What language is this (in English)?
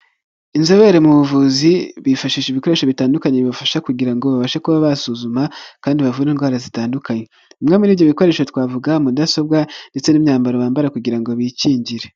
Kinyarwanda